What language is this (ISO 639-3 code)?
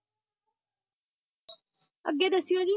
pan